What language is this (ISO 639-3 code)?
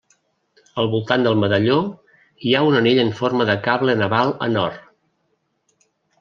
cat